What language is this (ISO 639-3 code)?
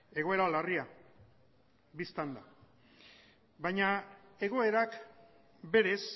eus